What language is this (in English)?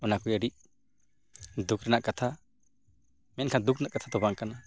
Santali